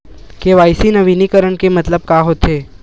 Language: Chhattisgarhi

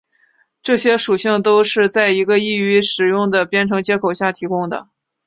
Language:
Chinese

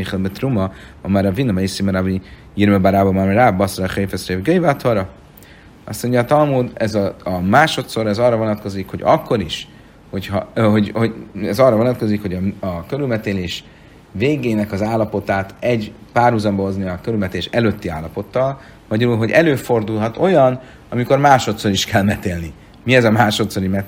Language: Hungarian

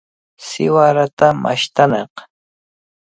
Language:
Cajatambo North Lima Quechua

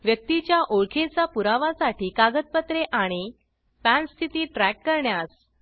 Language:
Marathi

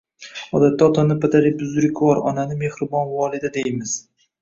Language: Uzbek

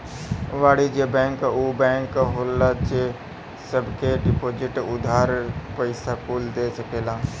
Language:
Bhojpuri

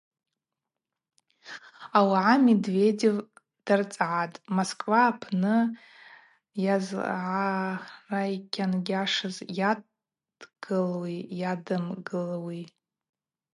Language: Abaza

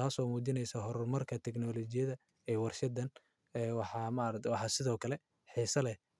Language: Somali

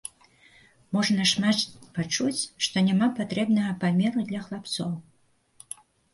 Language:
Belarusian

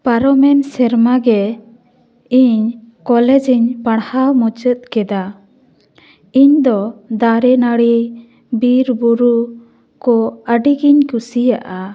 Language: Santali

